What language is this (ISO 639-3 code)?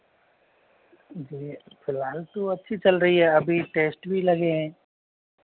hin